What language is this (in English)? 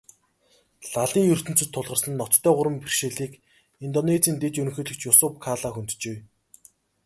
Mongolian